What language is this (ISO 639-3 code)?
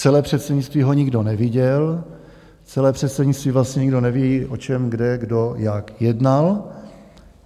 ces